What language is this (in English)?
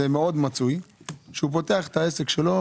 Hebrew